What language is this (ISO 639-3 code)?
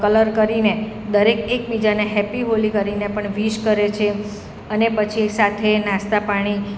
guj